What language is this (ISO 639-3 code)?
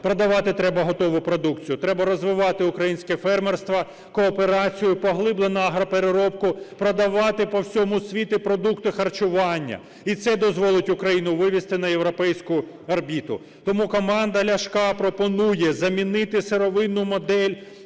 ukr